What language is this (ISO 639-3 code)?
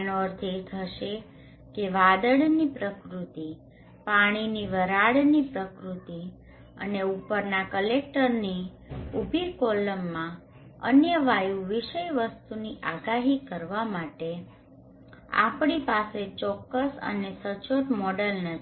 guj